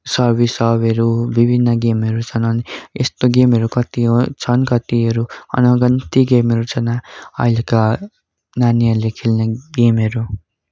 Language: Nepali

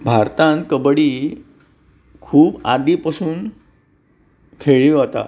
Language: Konkani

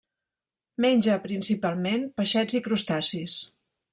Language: Catalan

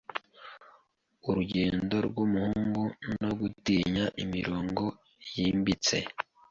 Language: Kinyarwanda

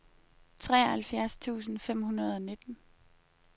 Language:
Danish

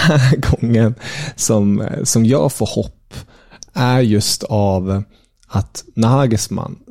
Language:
Swedish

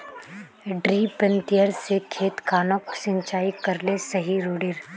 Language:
Magahi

